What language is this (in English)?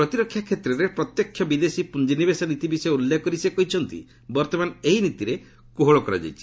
Odia